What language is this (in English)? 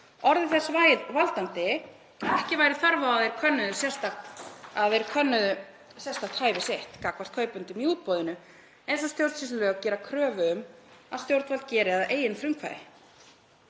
Icelandic